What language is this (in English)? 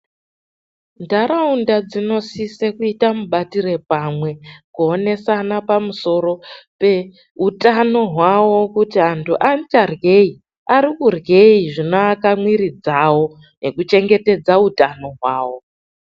Ndau